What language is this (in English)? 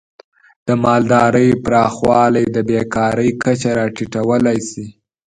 Pashto